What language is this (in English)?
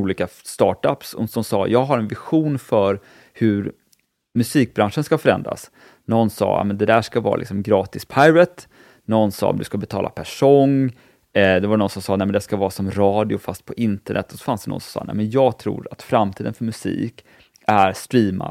Swedish